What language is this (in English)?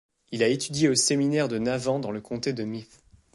French